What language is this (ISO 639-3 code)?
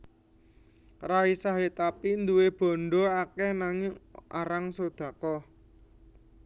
jav